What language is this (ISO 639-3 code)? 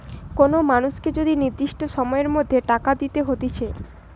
ben